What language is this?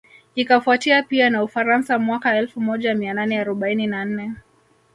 Swahili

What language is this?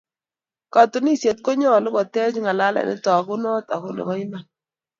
Kalenjin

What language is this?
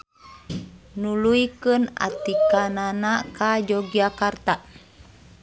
Sundanese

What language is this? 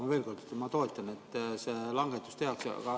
Estonian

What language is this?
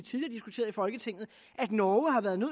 Danish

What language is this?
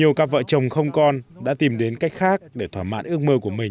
Vietnamese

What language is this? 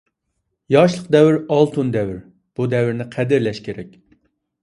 Uyghur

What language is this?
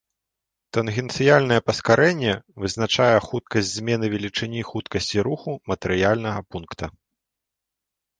Belarusian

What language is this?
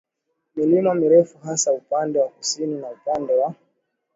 Swahili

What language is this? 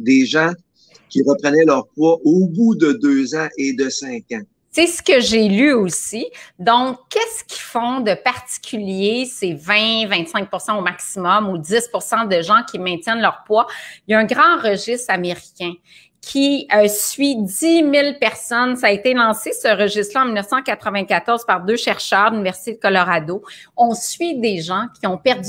French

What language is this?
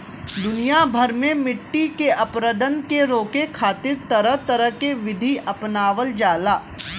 Bhojpuri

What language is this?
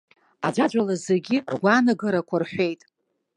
Abkhazian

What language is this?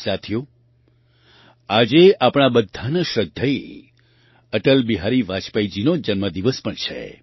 Gujarati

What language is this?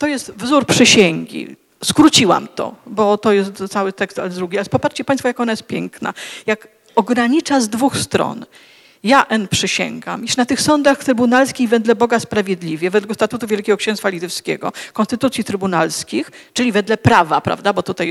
Polish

